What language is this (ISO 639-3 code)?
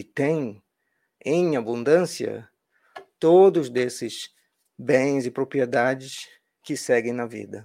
por